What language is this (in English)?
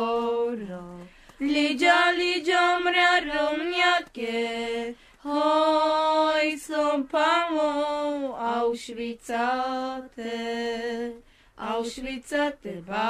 Hebrew